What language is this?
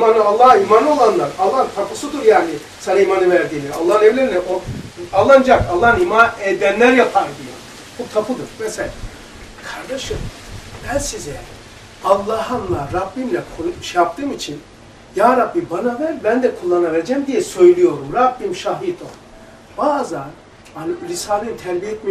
Turkish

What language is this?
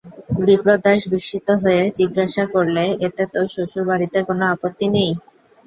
Bangla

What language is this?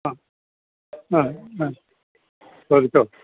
Malayalam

